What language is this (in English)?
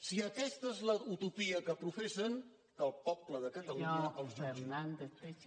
Catalan